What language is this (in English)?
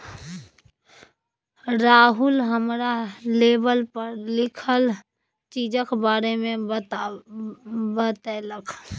Maithili